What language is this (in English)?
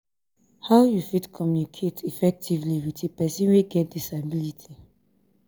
Nigerian Pidgin